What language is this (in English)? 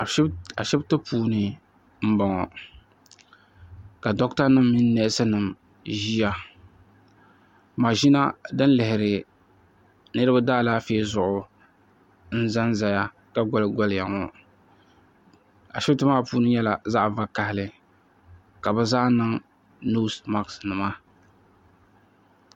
Dagbani